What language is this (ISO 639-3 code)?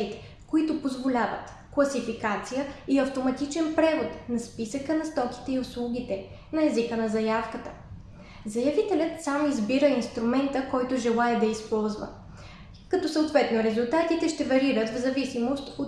bul